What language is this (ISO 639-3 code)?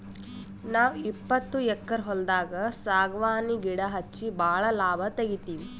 kan